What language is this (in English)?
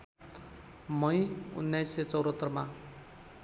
Nepali